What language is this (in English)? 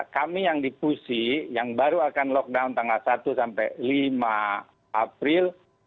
Indonesian